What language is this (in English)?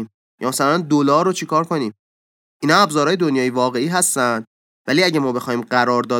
Persian